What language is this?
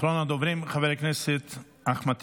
Hebrew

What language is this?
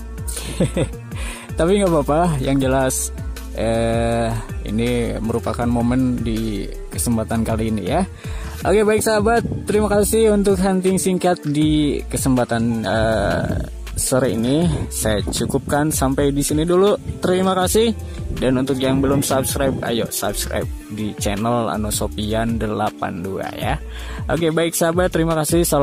Indonesian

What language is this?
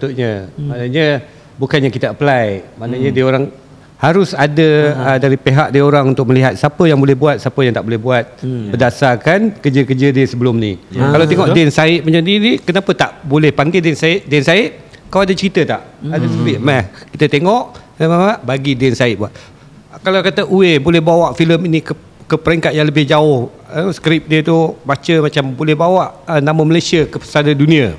Malay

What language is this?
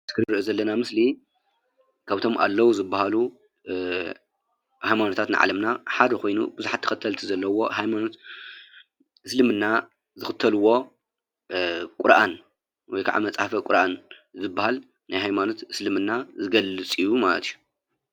Tigrinya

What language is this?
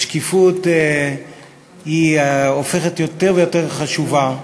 Hebrew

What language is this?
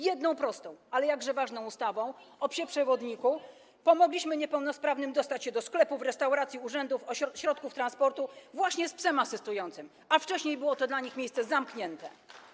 Polish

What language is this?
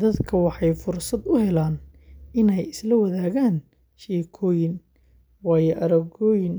Somali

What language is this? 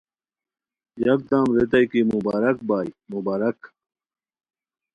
Khowar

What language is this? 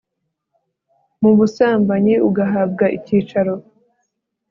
Kinyarwanda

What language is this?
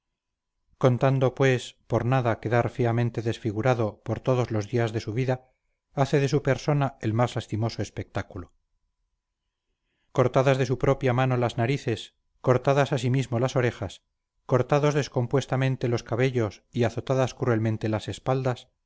Spanish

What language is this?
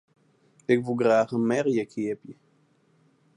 Western Frisian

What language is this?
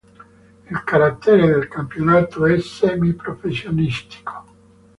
Italian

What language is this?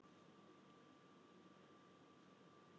Icelandic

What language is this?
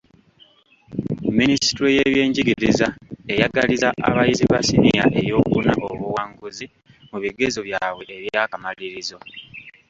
Ganda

